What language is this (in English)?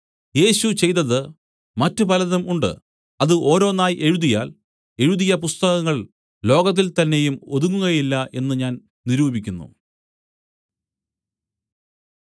Malayalam